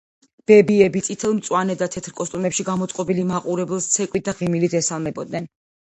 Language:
Georgian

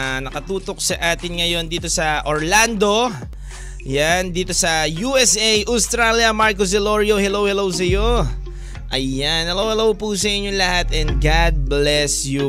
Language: Filipino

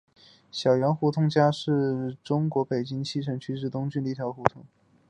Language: Chinese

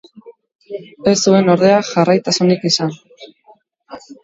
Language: Basque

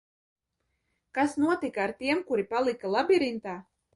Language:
Latvian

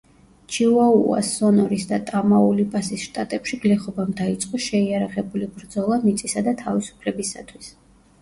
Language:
Georgian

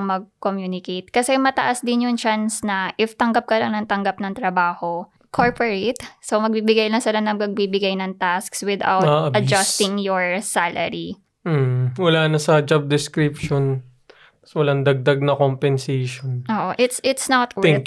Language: Filipino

